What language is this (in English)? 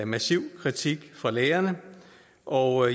Danish